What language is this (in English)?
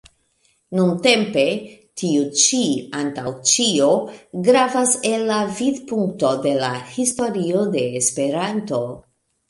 Esperanto